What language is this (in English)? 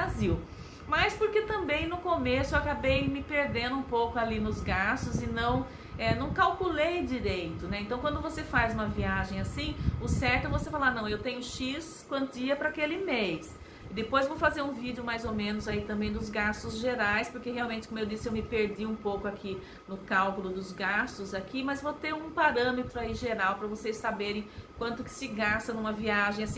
Portuguese